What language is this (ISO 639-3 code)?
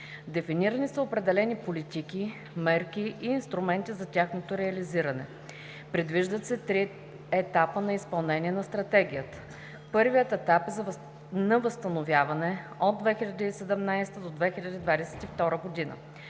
bul